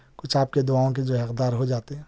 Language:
Urdu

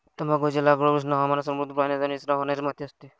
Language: Marathi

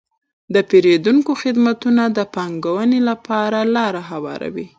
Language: Pashto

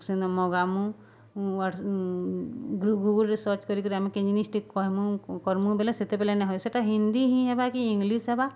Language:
Odia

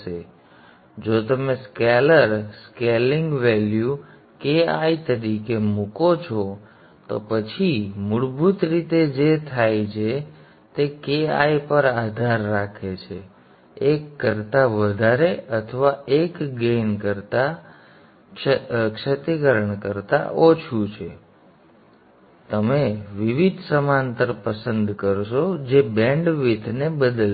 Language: Gujarati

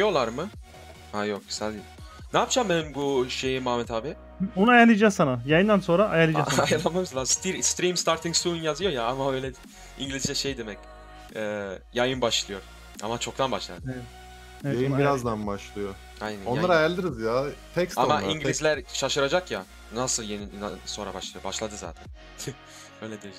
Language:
Turkish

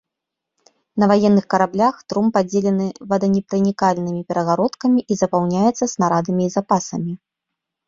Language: Belarusian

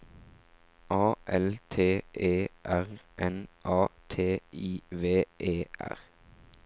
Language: Norwegian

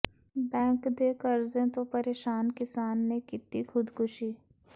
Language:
Punjabi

